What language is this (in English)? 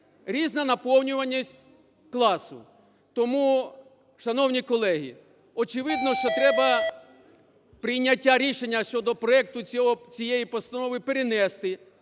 Ukrainian